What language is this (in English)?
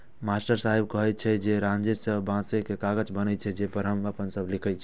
Maithili